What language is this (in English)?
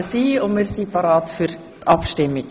Swiss German